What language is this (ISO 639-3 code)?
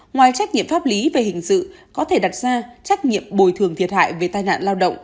vie